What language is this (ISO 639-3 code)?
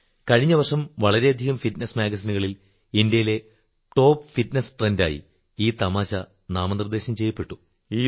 mal